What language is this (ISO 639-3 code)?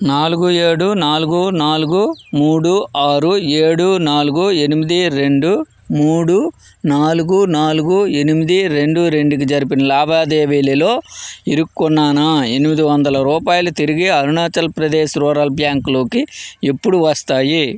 tel